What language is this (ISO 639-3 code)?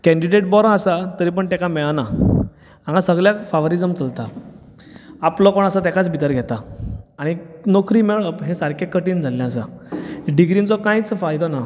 kok